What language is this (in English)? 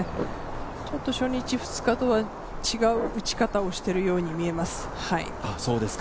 Japanese